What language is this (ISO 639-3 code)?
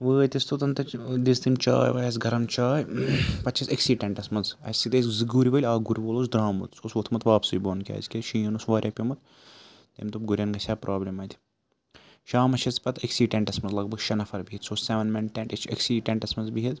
kas